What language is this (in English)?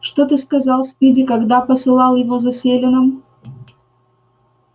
Russian